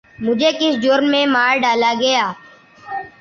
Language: Urdu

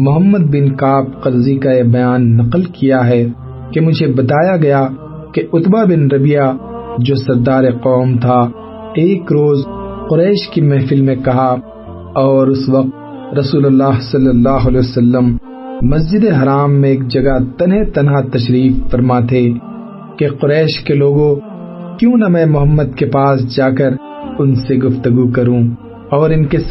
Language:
Urdu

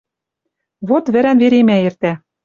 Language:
Western Mari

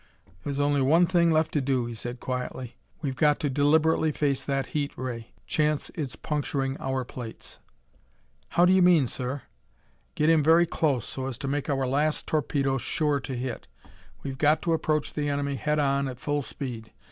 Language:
English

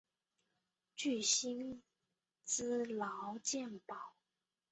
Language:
Chinese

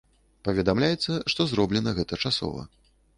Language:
Belarusian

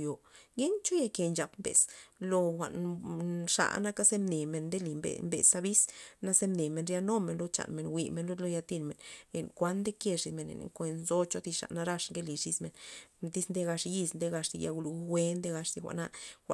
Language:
Loxicha Zapotec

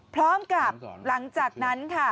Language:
Thai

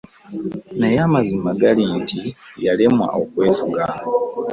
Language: Ganda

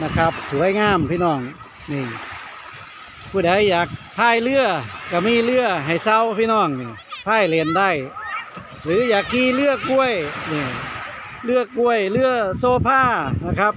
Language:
Thai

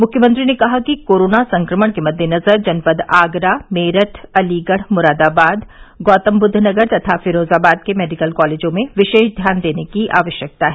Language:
Hindi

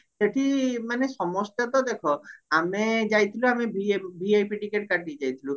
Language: Odia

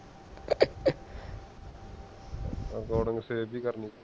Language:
Punjabi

